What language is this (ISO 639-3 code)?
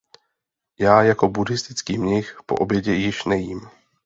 ces